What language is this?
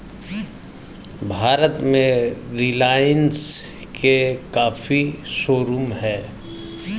Hindi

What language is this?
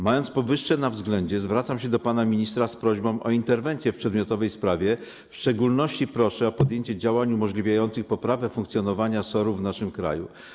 Polish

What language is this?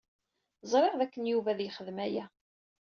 Kabyle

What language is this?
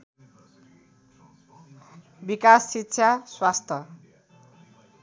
Nepali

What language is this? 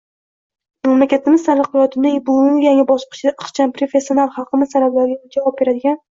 Uzbek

